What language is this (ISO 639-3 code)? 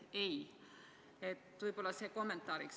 est